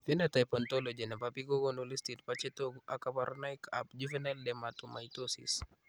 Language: Kalenjin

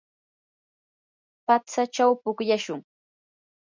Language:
Yanahuanca Pasco Quechua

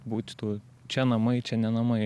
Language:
Lithuanian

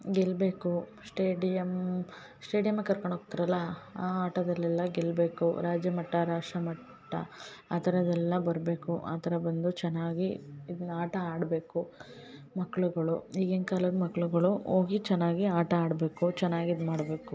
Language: Kannada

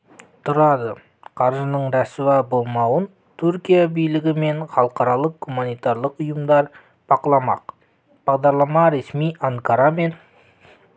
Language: Kazakh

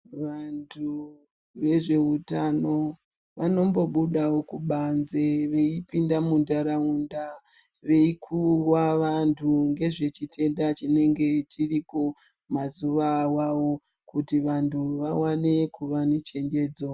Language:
Ndau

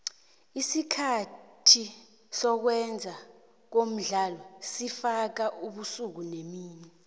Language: South Ndebele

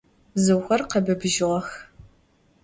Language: Adyghe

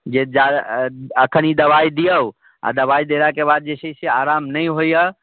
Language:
Maithili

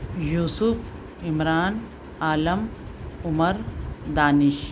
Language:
Urdu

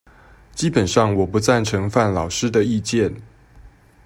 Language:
Chinese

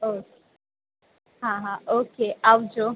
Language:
Gujarati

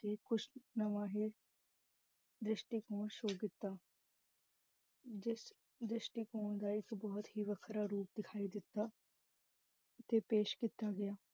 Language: Punjabi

